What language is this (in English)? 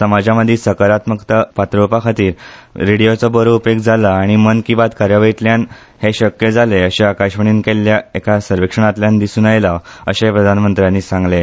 Konkani